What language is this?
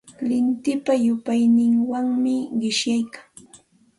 Santa Ana de Tusi Pasco Quechua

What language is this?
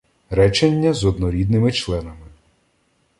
Ukrainian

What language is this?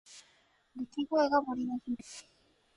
Japanese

